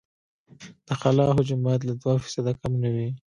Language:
Pashto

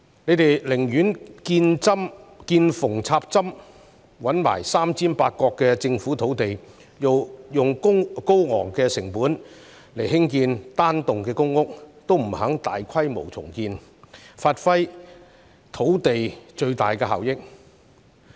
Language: Cantonese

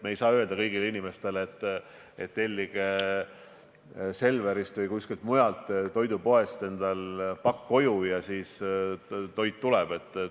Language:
Estonian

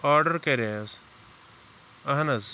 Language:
Kashmiri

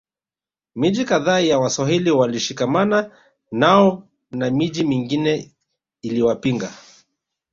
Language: Swahili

